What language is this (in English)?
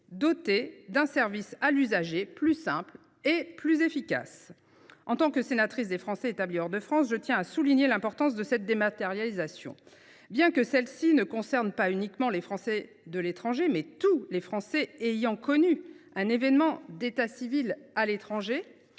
French